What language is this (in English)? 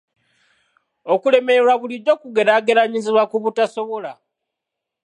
Ganda